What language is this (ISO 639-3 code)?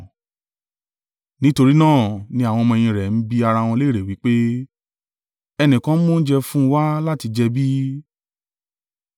yor